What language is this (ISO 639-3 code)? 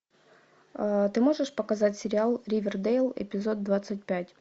rus